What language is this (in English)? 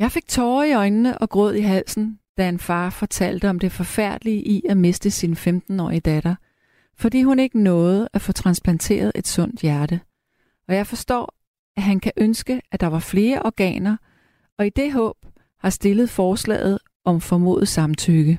Danish